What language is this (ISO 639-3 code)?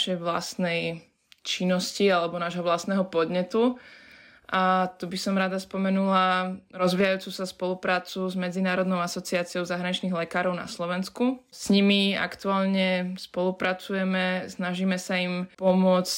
slk